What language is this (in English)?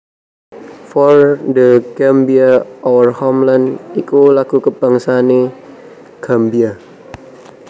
Javanese